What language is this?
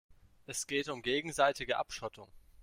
German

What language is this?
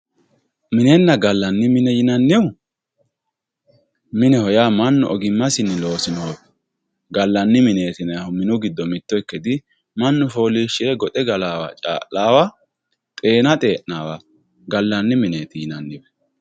Sidamo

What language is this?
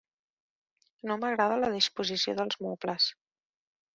Catalan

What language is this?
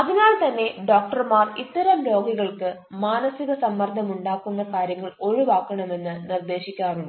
Malayalam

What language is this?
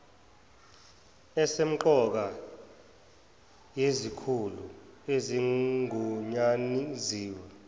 Zulu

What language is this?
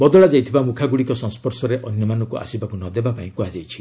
Odia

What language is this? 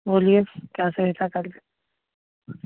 Maithili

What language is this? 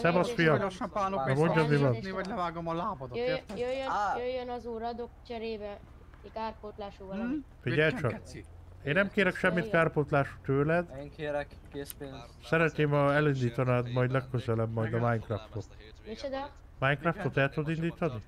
Hungarian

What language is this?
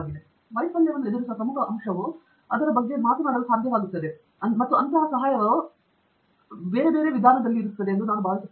Kannada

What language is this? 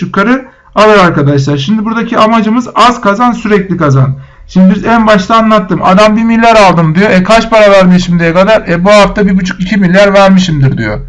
Turkish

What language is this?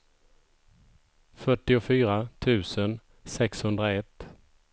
Swedish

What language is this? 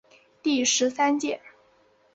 Chinese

